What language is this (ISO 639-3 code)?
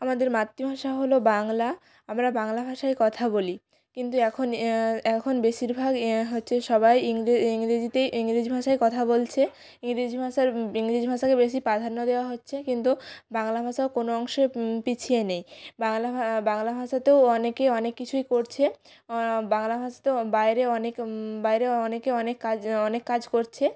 ben